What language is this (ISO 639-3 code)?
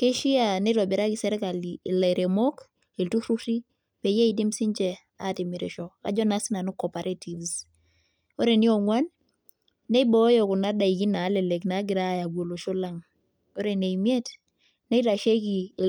mas